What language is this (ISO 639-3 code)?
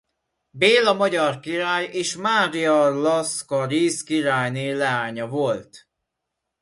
hun